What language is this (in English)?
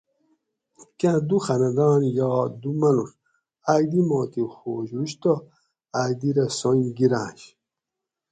Gawri